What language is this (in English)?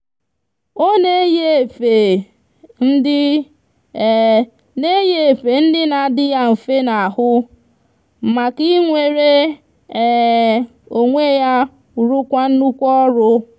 Igbo